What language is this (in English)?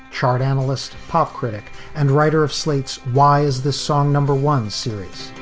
English